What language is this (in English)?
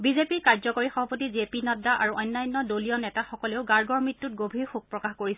Assamese